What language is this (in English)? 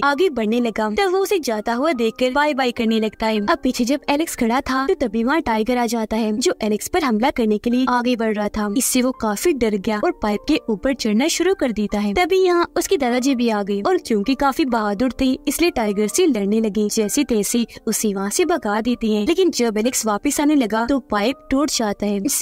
Hindi